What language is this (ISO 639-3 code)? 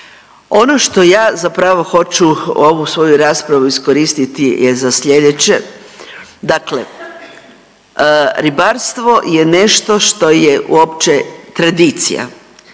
hrv